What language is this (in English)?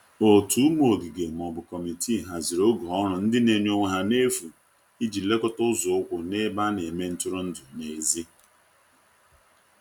Igbo